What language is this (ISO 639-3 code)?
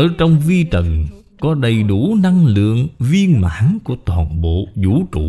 vie